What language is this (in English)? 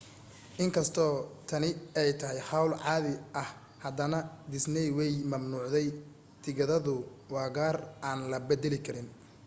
Somali